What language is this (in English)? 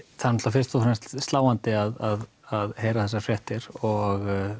Icelandic